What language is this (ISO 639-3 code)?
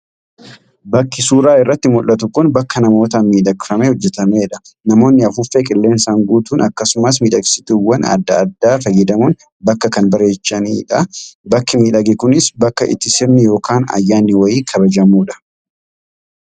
orm